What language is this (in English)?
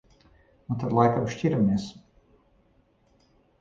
Latvian